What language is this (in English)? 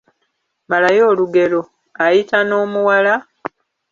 Ganda